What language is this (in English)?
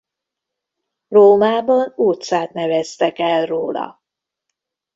Hungarian